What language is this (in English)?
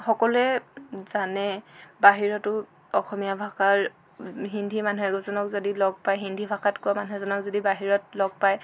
Assamese